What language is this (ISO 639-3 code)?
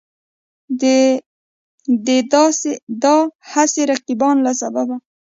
pus